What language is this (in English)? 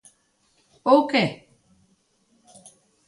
Galician